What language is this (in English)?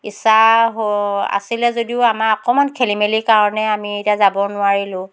Assamese